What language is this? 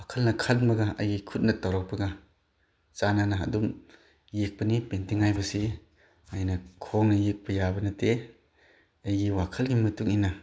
Manipuri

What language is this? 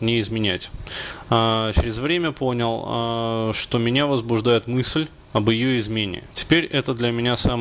Russian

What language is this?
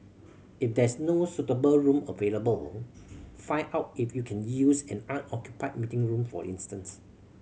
English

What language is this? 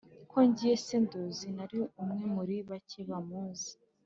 Kinyarwanda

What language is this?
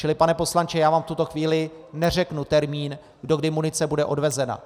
Czech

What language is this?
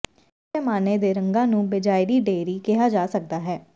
Punjabi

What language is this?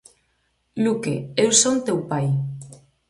Galician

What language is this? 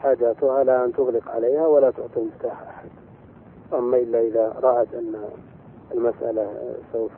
Arabic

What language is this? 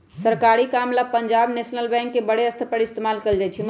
Magahi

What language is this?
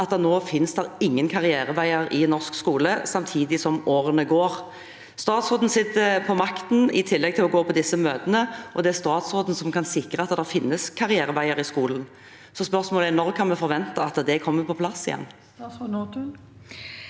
Norwegian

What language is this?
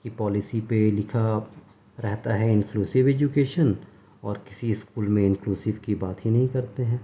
Urdu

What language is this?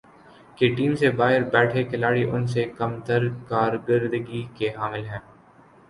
Urdu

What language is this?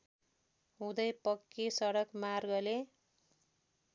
Nepali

